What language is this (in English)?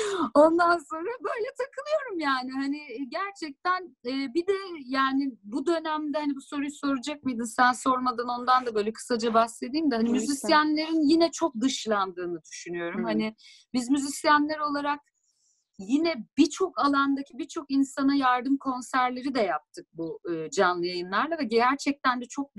Turkish